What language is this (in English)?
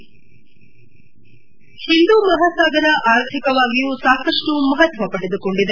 Kannada